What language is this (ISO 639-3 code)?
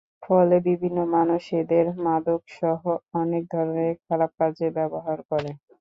ben